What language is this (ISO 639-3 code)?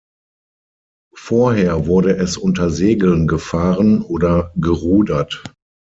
deu